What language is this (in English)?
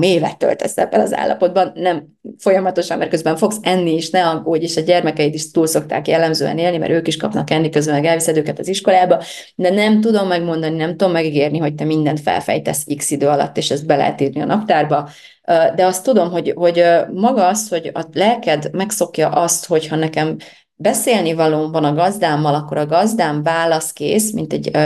Hungarian